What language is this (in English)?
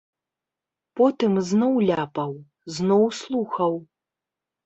Belarusian